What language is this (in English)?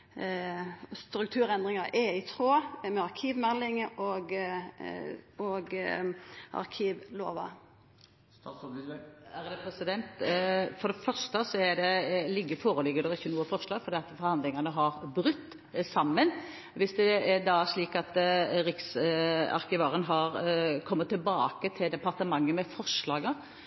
Norwegian